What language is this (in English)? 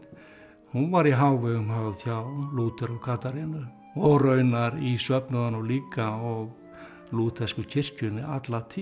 Icelandic